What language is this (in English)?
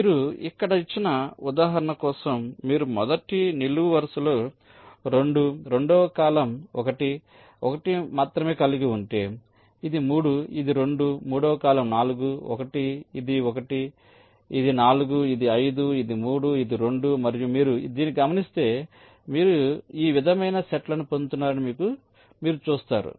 Telugu